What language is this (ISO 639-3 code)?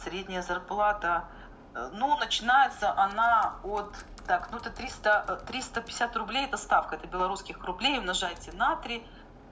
rus